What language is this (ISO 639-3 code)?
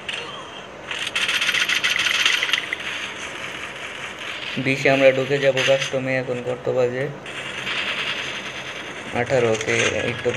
hin